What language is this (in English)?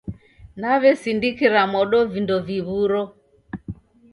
Taita